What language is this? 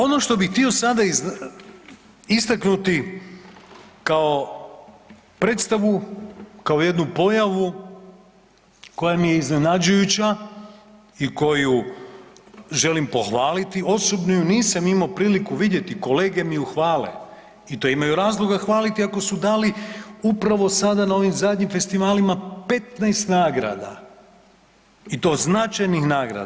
Croatian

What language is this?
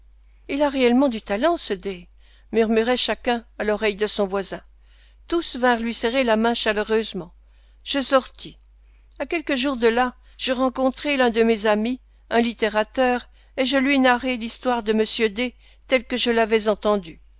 French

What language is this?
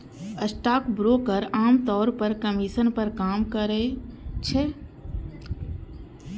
Maithili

